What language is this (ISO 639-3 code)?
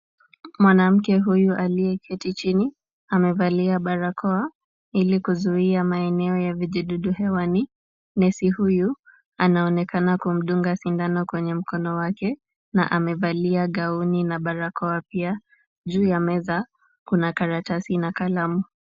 swa